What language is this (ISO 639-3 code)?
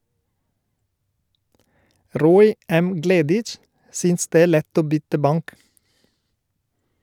nor